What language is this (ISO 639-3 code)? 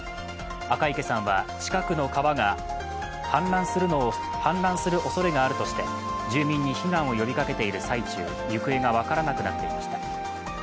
jpn